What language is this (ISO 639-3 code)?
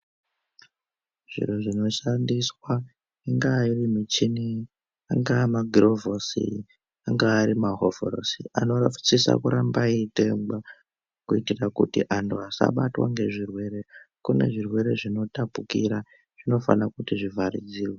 ndc